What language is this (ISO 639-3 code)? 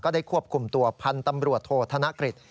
tha